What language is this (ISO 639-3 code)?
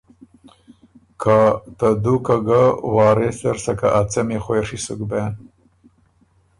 oru